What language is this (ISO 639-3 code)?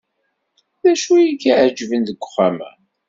kab